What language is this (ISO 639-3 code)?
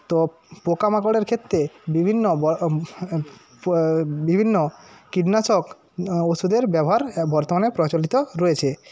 ben